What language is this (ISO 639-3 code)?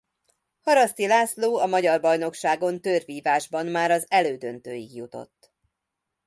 hun